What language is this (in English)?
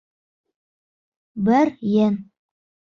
Bashkir